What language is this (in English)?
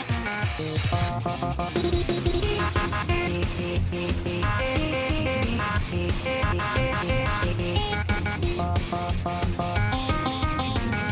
Japanese